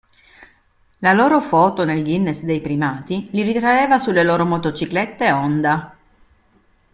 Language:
Italian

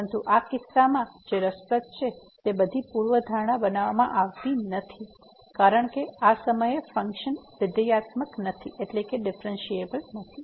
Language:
Gujarati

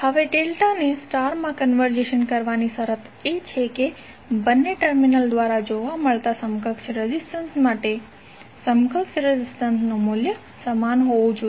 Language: Gujarati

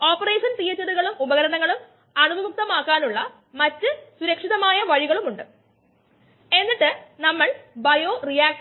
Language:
Malayalam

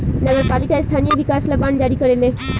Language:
Bhojpuri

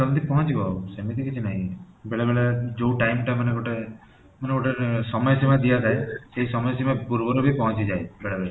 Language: Odia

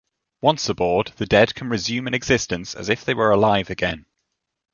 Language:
English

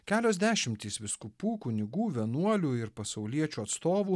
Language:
Lithuanian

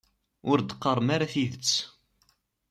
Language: Kabyle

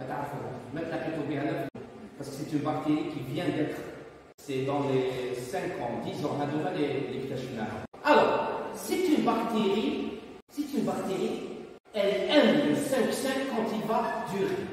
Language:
French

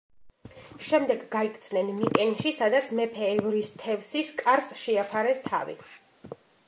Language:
Georgian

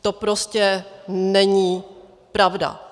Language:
Czech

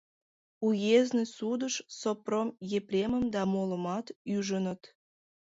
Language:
Mari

